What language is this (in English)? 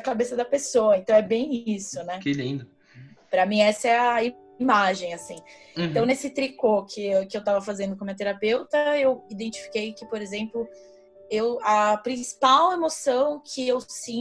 Portuguese